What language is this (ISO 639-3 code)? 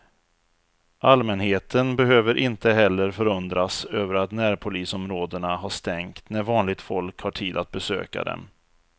swe